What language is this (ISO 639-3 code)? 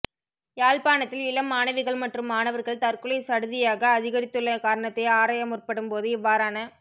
tam